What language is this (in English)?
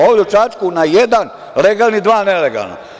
Serbian